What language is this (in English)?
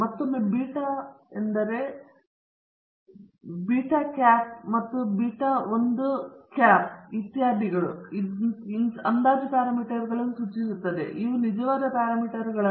Kannada